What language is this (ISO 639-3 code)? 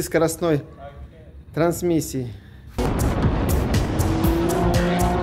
rus